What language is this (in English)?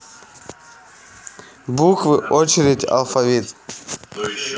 Russian